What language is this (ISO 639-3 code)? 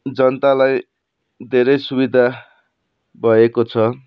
nep